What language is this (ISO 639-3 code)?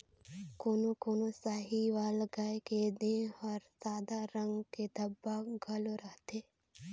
hne